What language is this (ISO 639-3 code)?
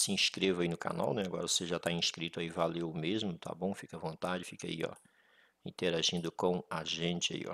por